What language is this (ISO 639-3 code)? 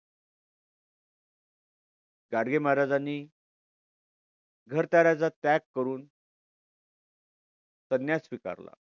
mar